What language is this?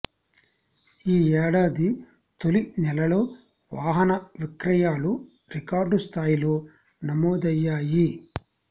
Telugu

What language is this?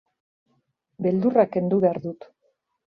Basque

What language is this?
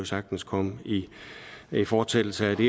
Danish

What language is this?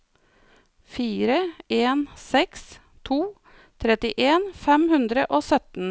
Norwegian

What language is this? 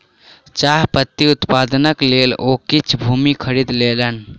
Maithili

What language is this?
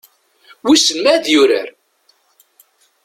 Kabyle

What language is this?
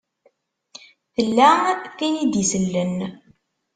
Kabyle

